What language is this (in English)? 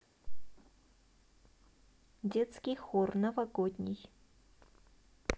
Russian